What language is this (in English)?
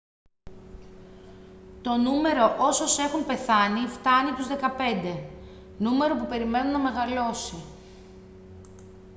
Greek